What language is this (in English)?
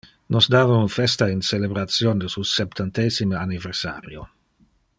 Interlingua